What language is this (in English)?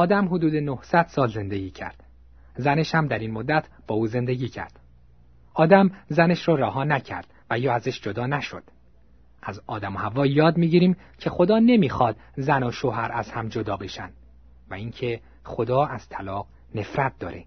Persian